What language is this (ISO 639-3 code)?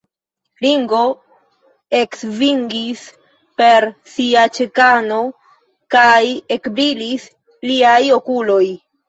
epo